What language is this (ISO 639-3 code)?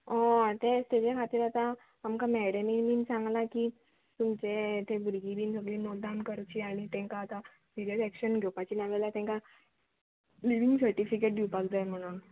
kok